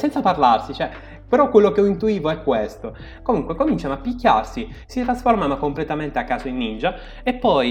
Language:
Italian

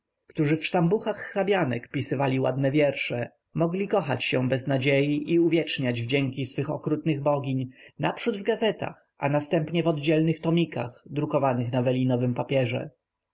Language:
Polish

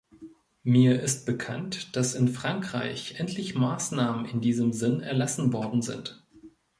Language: German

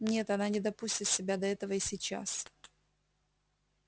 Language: Russian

